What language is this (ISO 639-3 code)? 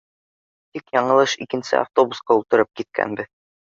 bak